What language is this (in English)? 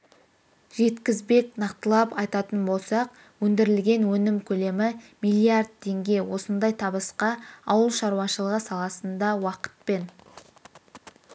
Kazakh